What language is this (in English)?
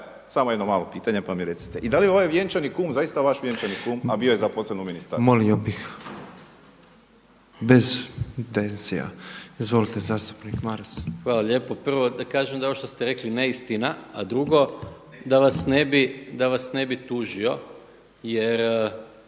Croatian